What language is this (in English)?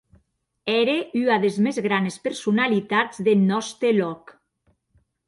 Occitan